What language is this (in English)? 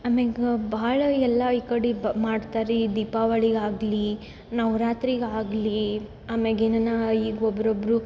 Kannada